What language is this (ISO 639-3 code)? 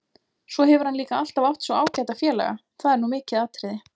isl